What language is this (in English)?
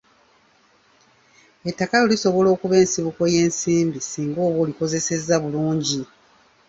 Ganda